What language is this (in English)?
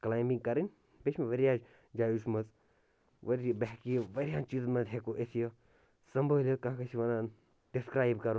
Kashmiri